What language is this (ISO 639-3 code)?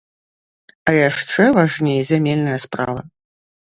bel